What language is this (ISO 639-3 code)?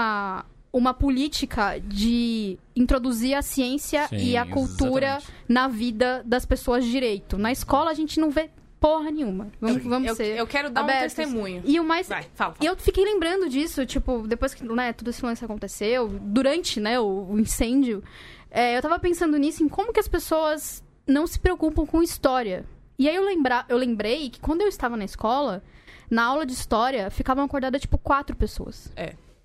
por